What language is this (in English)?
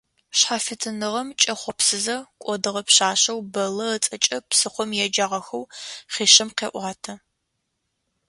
Adyghe